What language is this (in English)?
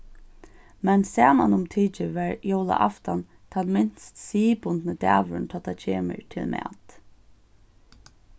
Faroese